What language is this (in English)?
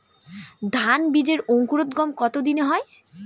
Bangla